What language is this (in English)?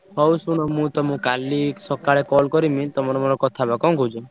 Odia